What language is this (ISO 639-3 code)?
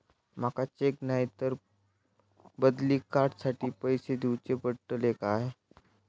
mar